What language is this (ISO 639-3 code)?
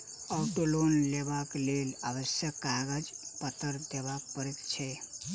mai